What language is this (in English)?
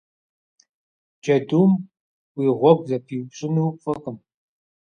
Kabardian